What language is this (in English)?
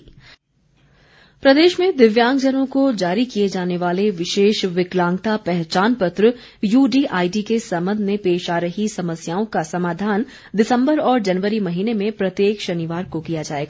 Hindi